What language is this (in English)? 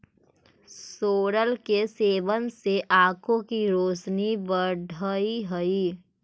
Magahi